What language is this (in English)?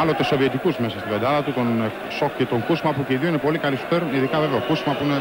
Greek